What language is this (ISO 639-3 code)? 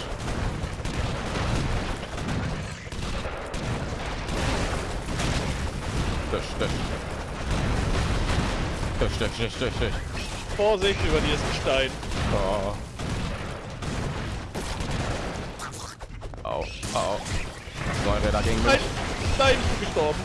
deu